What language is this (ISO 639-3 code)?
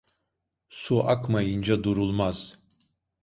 tur